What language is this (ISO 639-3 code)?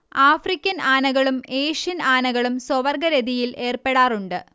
mal